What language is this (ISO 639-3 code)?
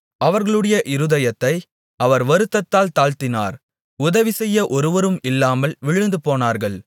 tam